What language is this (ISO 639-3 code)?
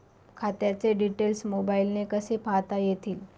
mar